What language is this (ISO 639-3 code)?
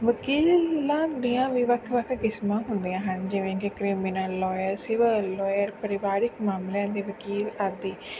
pan